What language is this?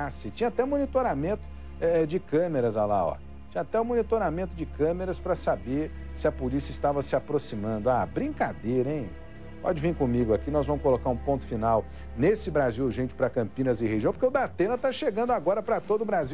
Portuguese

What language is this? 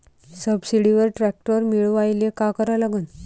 Marathi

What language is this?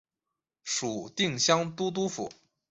Chinese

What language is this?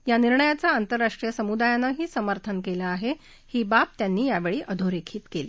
Marathi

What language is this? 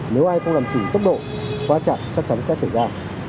Vietnamese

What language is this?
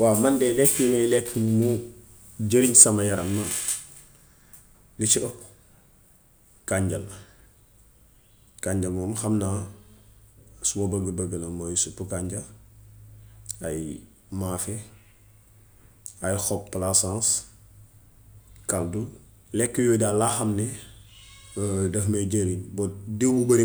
Gambian Wolof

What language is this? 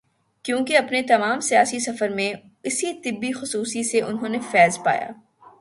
Urdu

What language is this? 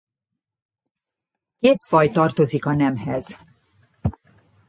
Hungarian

